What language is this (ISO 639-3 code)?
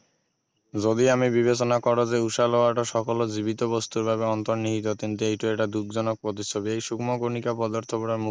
asm